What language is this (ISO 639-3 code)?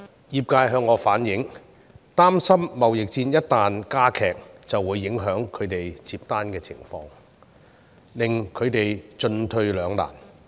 yue